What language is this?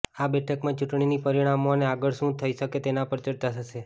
Gujarati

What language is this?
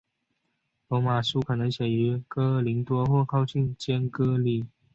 Chinese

